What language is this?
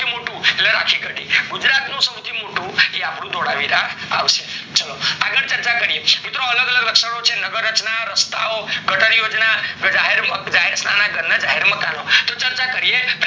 Gujarati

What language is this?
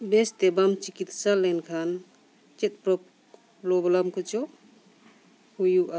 Santali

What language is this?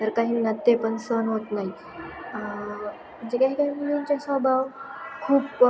Marathi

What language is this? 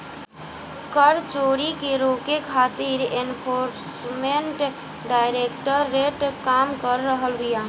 Bhojpuri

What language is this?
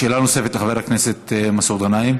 Hebrew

